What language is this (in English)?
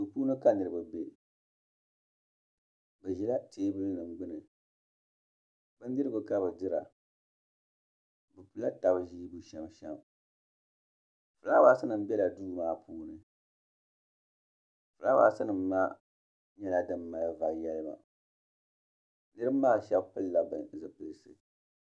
Dagbani